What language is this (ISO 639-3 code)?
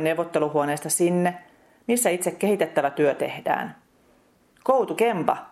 fin